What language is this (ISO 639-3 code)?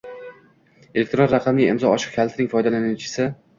uzb